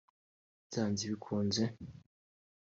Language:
Kinyarwanda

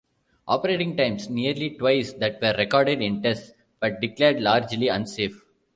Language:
English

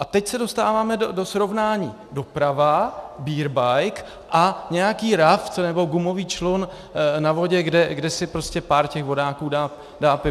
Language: Czech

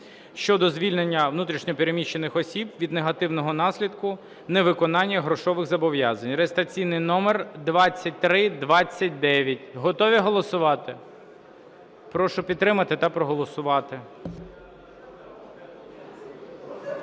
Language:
Ukrainian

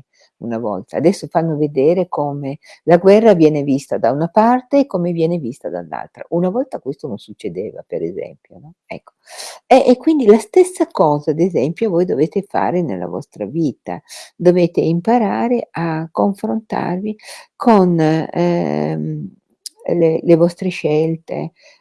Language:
Italian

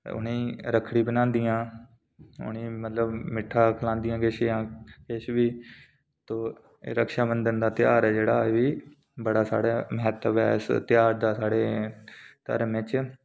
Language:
Dogri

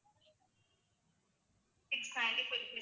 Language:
Tamil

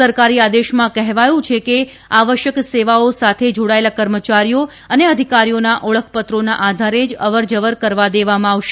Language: Gujarati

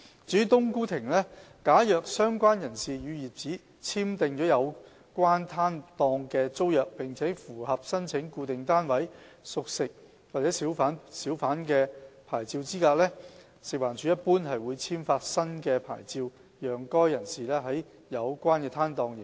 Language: Cantonese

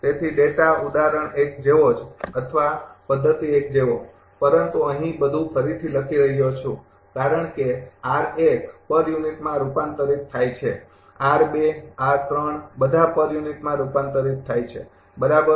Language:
Gujarati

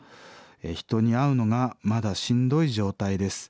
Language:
Japanese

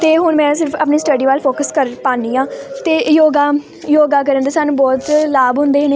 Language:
Punjabi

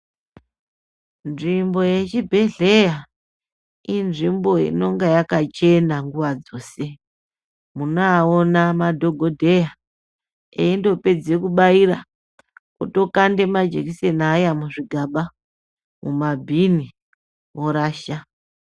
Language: Ndau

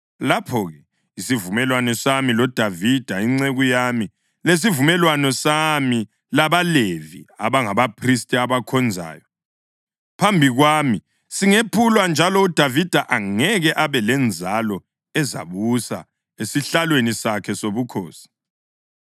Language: North Ndebele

